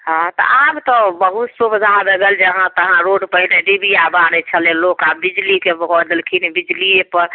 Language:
Maithili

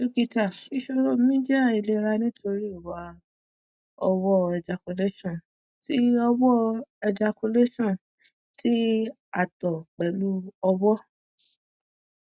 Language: Yoruba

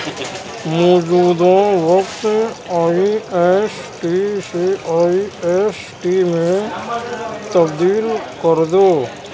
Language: Urdu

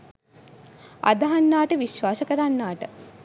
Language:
Sinhala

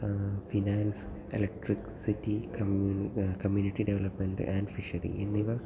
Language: Malayalam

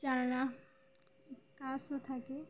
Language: Bangla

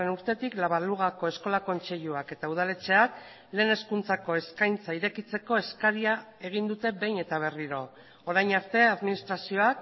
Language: Basque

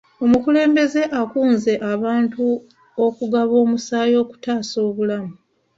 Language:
Ganda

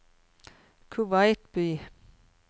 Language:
Norwegian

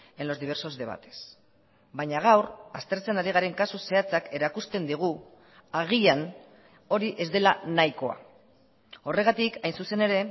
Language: Basque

